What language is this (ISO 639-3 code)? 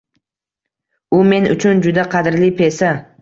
uzb